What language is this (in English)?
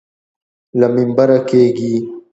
Pashto